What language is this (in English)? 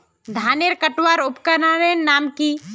Magahi